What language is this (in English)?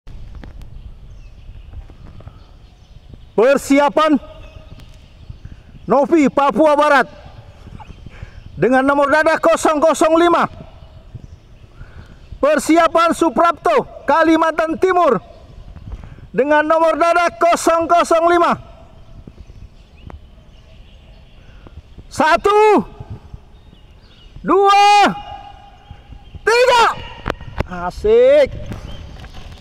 Indonesian